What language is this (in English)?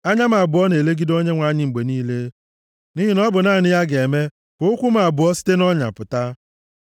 Igbo